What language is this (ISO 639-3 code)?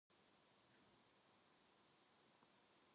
kor